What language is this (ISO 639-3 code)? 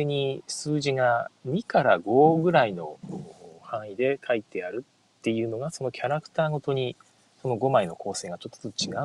jpn